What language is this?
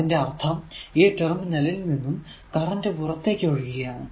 Malayalam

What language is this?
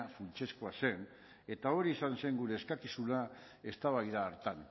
Basque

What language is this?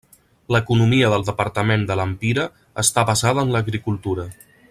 Catalan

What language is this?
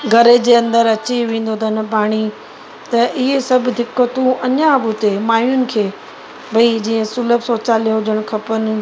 Sindhi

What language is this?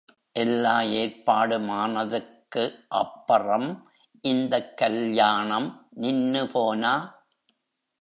Tamil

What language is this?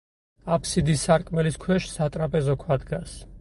Georgian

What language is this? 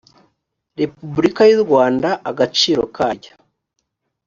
Kinyarwanda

